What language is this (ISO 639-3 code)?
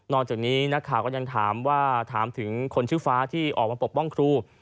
tha